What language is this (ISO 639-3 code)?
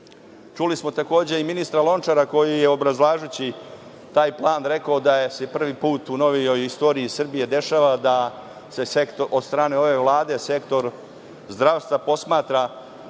srp